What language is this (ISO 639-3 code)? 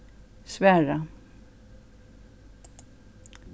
fao